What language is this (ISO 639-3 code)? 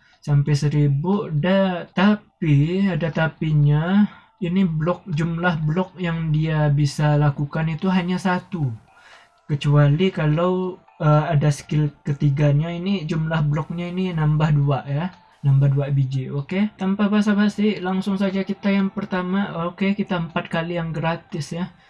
ind